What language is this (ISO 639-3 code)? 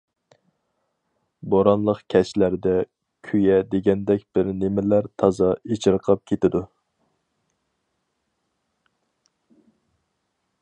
uig